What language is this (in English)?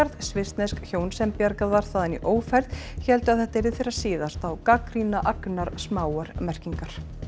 Icelandic